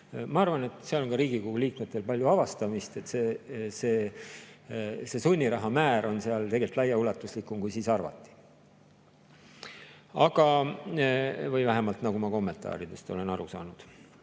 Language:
Estonian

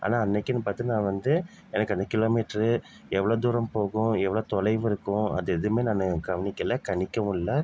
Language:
Tamil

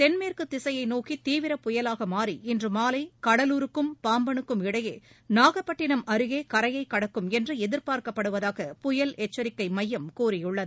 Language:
Tamil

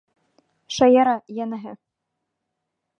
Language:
Bashkir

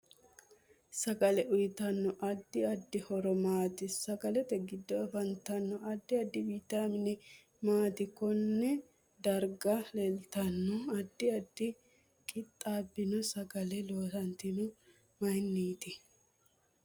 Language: Sidamo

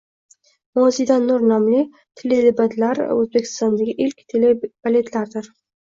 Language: Uzbek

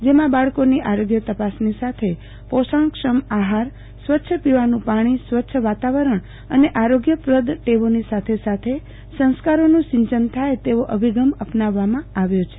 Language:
Gujarati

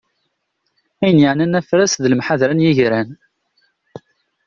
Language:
Kabyle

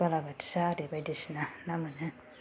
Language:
Bodo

